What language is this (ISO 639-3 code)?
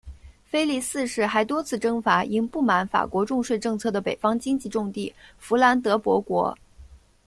zho